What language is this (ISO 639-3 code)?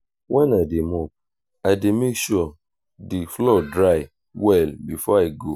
pcm